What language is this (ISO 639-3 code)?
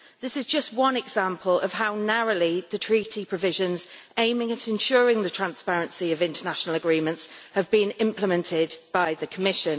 eng